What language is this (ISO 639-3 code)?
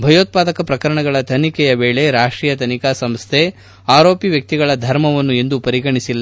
kan